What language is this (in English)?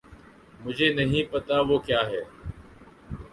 Urdu